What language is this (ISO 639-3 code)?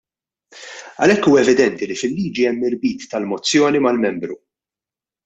mlt